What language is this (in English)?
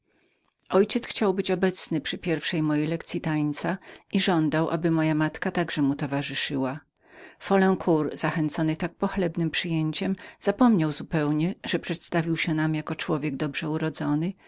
Polish